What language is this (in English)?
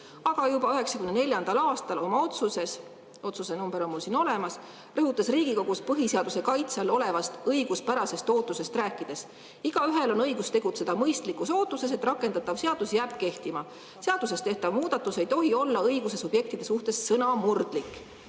Estonian